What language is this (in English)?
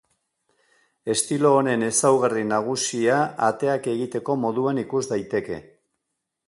Basque